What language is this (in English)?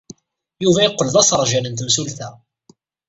Kabyle